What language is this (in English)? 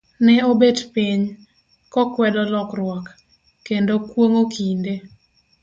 Luo (Kenya and Tanzania)